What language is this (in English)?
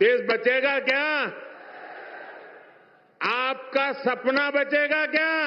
Hindi